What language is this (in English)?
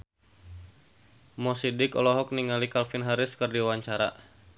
Sundanese